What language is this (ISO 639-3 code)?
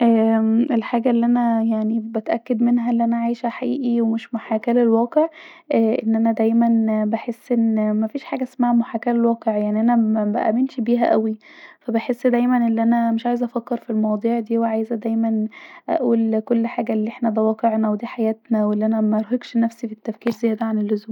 arz